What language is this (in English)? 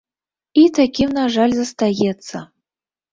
Belarusian